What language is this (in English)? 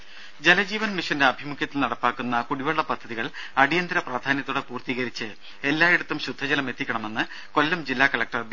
Malayalam